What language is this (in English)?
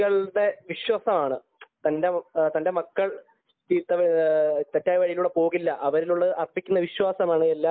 Malayalam